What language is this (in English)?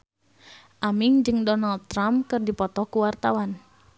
Sundanese